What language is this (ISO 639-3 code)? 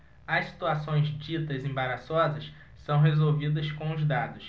por